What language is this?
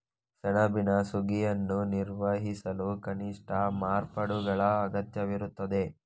Kannada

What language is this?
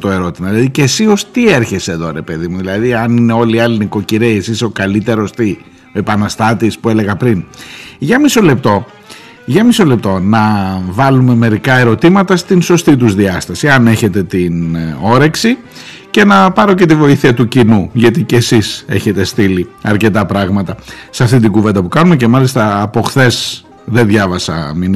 Greek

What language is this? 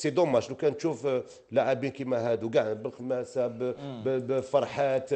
Arabic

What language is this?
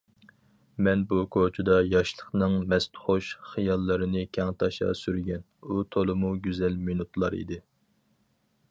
Uyghur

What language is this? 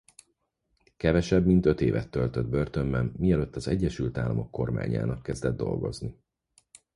Hungarian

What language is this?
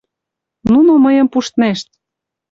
Mari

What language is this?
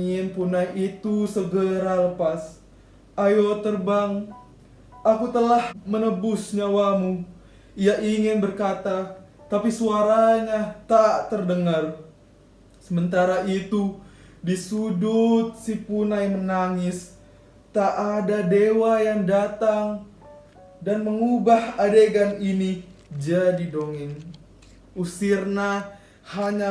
Indonesian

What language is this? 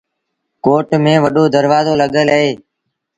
Sindhi Bhil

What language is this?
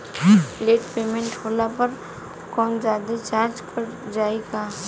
Bhojpuri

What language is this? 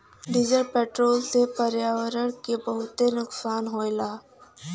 Bhojpuri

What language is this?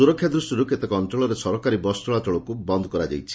Odia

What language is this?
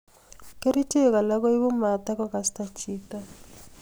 Kalenjin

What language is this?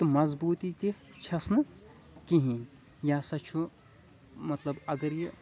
Kashmiri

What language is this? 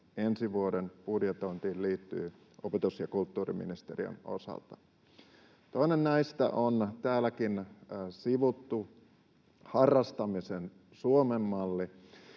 Finnish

